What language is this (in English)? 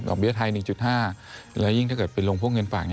Thai